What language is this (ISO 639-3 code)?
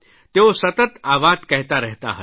guj